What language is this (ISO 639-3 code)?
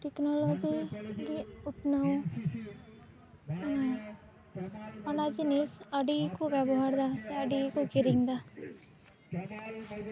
sat